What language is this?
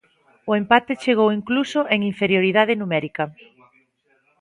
Galician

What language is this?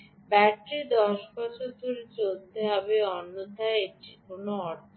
Bangla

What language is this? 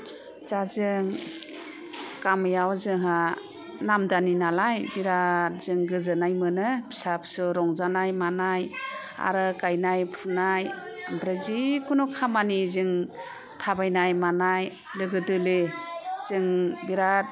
Bodo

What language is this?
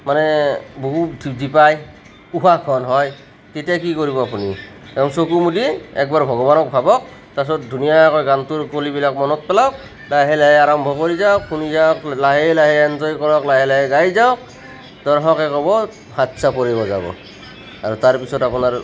Assamese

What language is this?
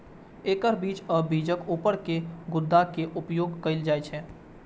Maithili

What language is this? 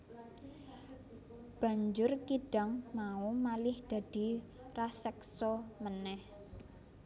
Javanese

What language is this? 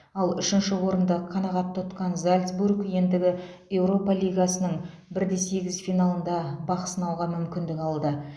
Kazakh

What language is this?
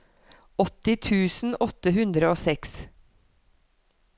Norwegian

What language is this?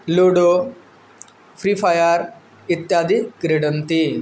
Sanskrit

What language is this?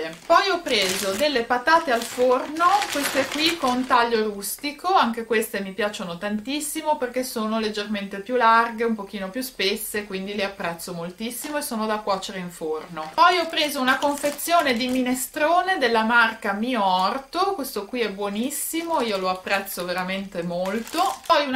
Italian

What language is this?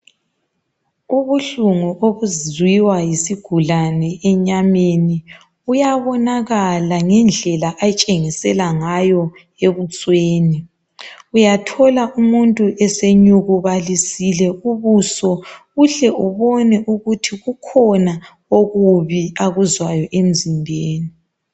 North Ndebele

